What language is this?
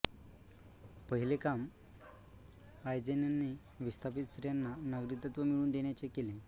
Marathi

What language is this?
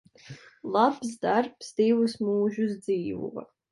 Latvian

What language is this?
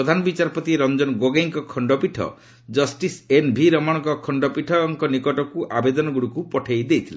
Odia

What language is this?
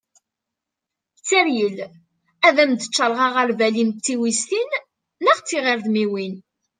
Kabyle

